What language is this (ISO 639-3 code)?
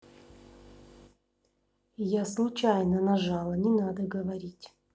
rus